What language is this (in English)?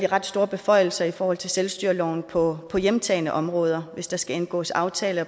Danish